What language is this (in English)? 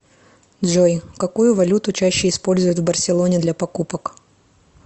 Russian